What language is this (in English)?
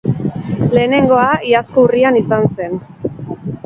Basque